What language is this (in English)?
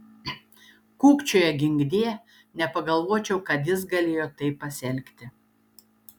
Lithuanian